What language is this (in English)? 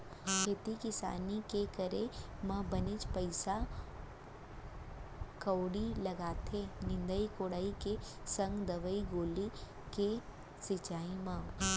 Chhattisgarhi